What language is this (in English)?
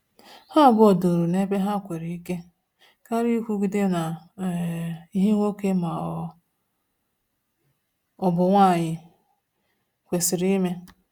Igbo